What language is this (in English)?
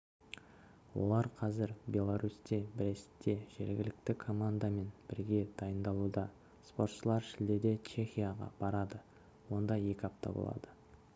Kazakh